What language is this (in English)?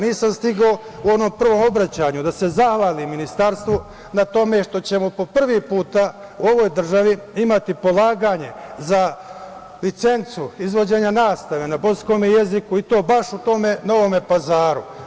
Serbian